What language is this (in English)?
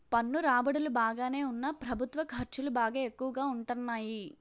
Telugu